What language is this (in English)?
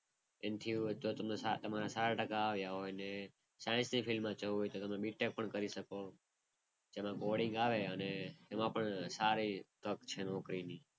Gujarati